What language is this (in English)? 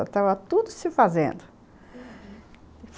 Portuguese